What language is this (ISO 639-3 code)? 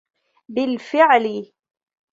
ara